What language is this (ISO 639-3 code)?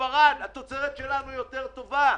heb